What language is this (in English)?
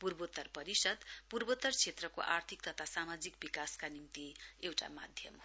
Nepali